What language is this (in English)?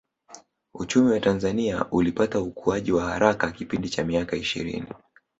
Swahili